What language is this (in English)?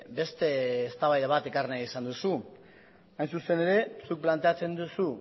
Basque